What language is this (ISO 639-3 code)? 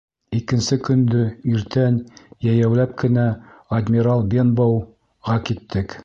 bak